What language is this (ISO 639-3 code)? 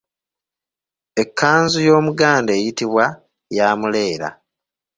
lug